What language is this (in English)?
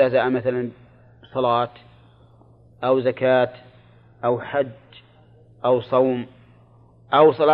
Arabic